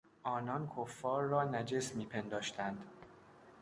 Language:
Persian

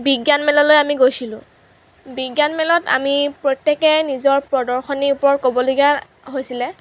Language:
Assamese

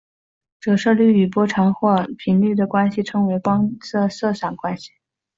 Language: Chinese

